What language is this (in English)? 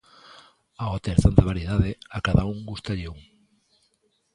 Galician